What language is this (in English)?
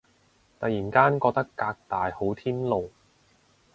Cantonese